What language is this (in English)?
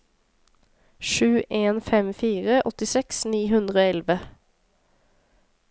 Norwegian